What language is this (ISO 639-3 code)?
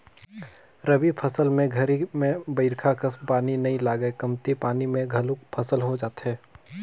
hne